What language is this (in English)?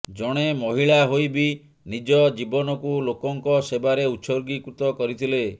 Odia